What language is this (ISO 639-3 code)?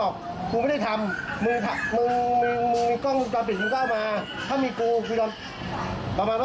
tha